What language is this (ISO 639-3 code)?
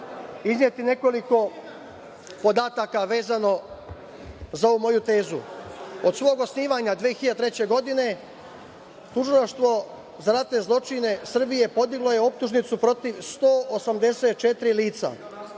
srp